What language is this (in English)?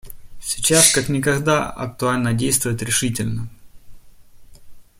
Russian